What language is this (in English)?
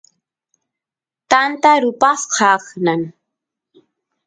Santiago del Estero Quichua